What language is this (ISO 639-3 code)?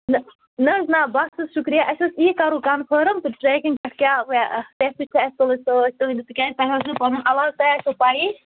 kas